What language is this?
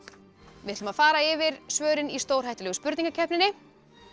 Icelandic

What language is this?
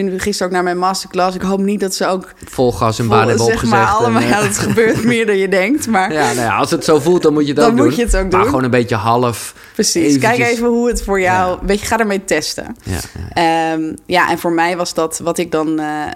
Dutch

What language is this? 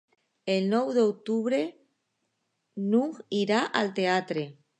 Catalan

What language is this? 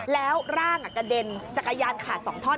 Thai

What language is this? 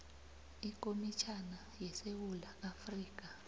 South Ndebele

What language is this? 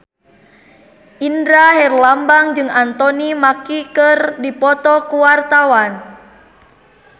Sundanese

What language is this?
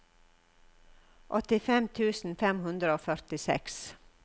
Norwegian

